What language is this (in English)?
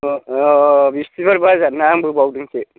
Bodo